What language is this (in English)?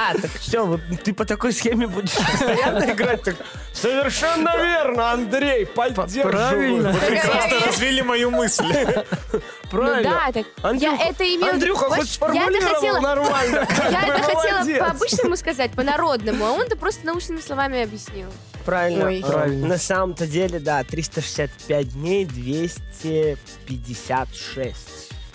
Russian